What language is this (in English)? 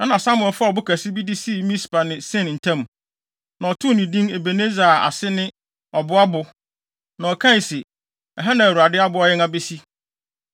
Akan